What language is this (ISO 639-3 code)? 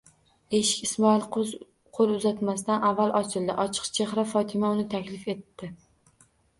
uzb